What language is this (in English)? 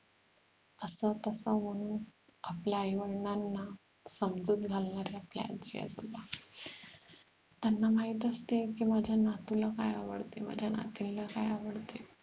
Marathi